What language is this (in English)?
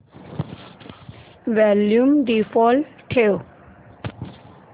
Marathi